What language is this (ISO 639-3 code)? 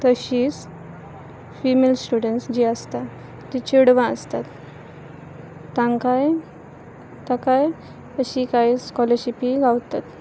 kok